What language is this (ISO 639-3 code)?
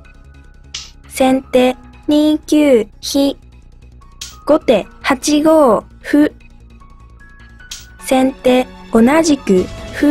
jpn